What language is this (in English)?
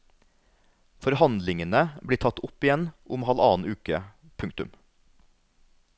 Norwegian